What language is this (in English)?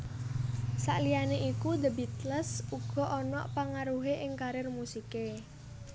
Javanese